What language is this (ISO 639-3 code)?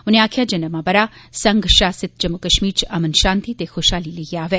doi